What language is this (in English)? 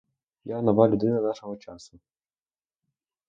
Ukrainian